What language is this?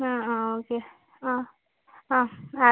Malayalam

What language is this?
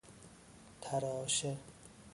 Persian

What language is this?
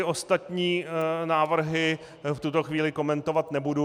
Czech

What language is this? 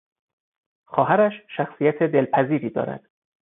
Persian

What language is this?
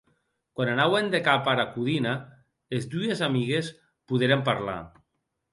Occitan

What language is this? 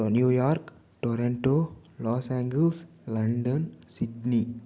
Telugu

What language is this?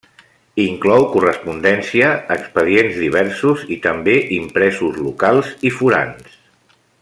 Catalan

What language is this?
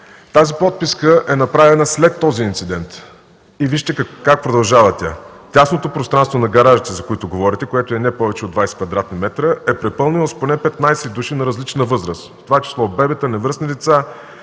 Bulgarian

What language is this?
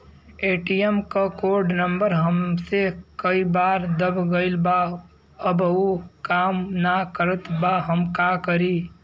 Bhojpuri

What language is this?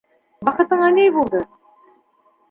Bashkir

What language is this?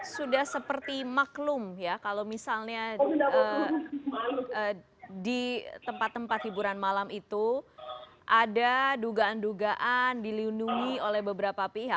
Indonesian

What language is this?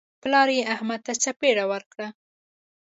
Pashto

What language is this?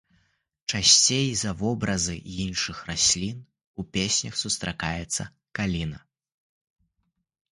Belarusian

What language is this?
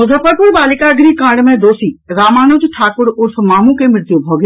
Maithili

